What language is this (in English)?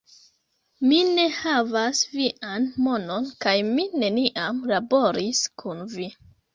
Esperanto